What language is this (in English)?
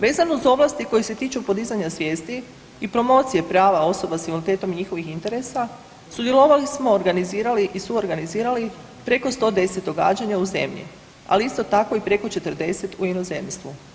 Croatian